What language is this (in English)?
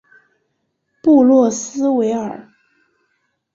Chinese